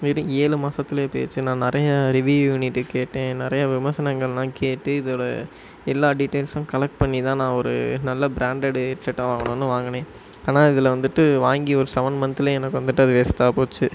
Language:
Tamil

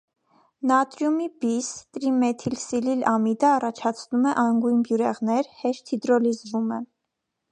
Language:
Armenian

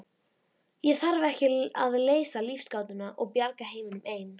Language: Icelandic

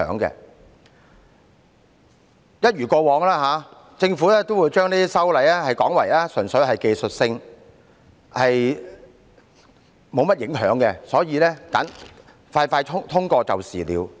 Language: Cantonese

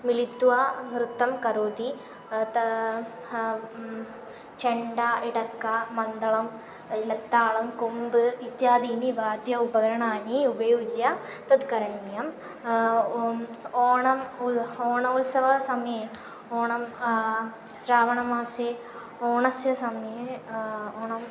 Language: Sanskrit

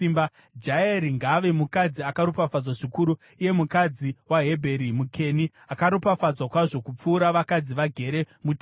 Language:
Shona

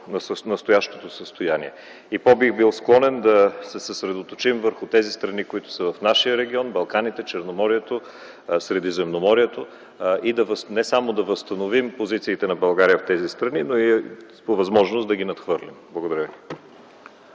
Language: Bulgarian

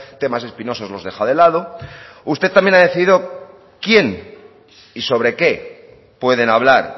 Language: Spanish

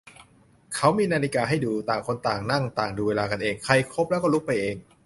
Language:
Thai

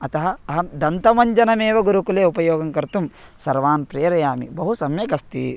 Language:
Sanskrit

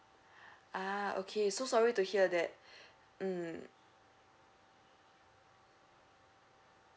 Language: English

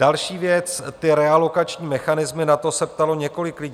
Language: Czech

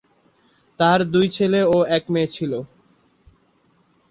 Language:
Bangla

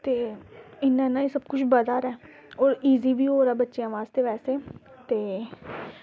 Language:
Dogri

